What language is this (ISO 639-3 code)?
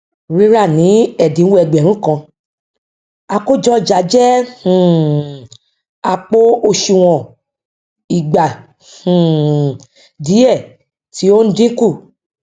yor